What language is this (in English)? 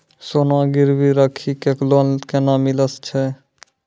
Maithili